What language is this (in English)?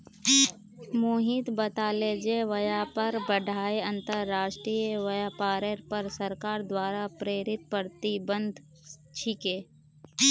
Magahi